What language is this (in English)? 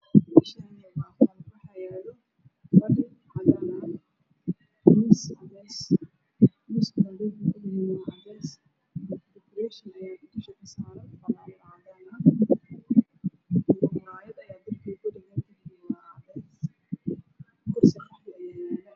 Somali